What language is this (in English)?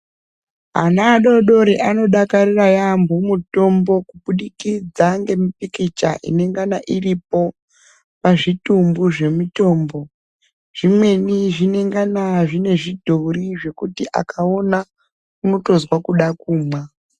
Ndau